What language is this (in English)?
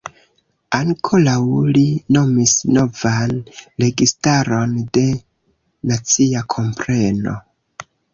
Esperanto